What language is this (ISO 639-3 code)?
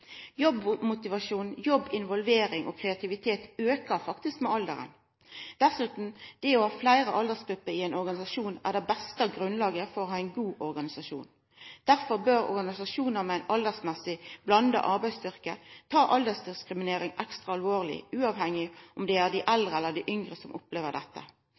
nno